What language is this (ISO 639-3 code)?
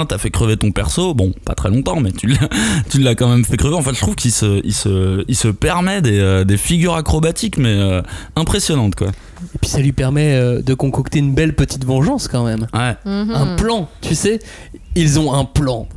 fra